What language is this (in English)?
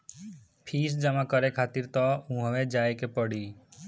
Bhojpuri